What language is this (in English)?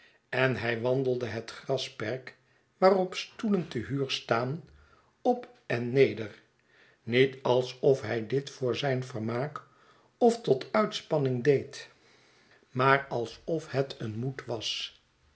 Dutch